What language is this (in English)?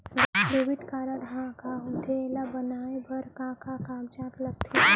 Chhattisgarhi